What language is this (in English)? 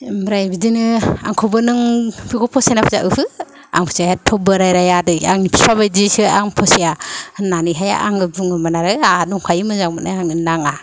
Bodo